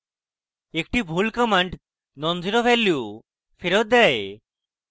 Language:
Bangla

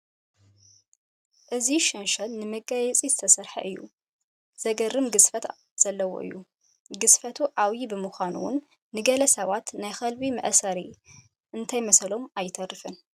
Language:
Tigrinya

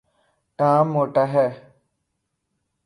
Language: Urdu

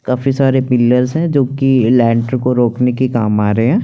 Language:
Hindi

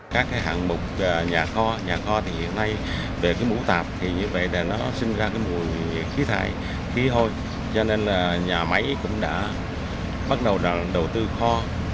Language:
Vietnamese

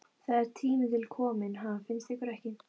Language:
Icelandic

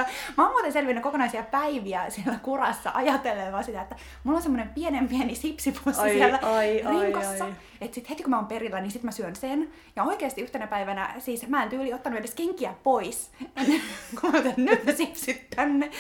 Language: Finnish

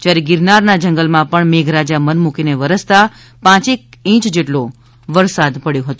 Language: Gujarati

